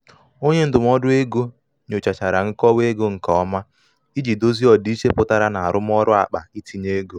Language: Igbo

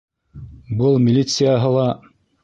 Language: Bashkir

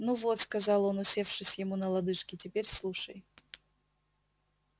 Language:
Russian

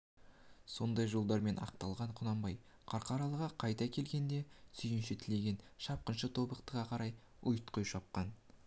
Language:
Kazakh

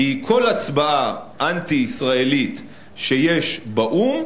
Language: Hebrew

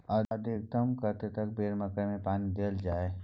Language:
Maithili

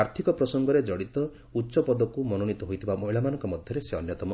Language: Odia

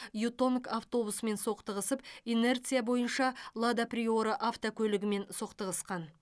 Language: Kazakh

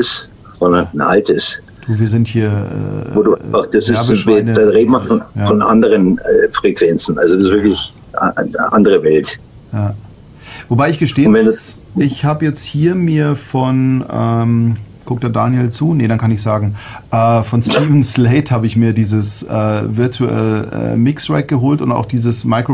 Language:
German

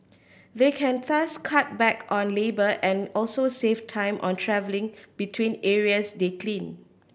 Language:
English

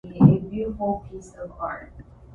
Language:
Japanese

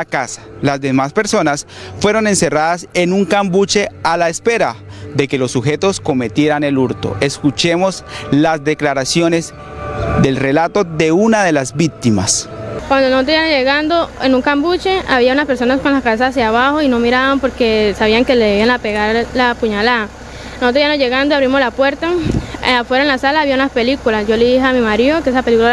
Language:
Spanish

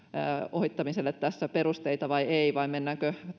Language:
Finnish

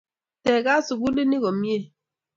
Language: Kalenjin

